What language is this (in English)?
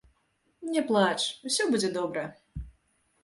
Belarusian